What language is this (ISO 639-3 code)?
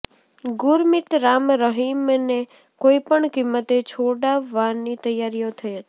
guj